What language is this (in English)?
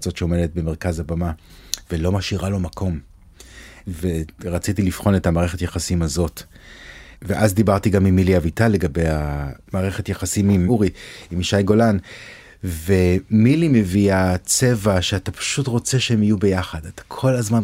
Hebrew